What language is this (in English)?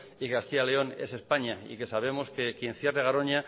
Spanish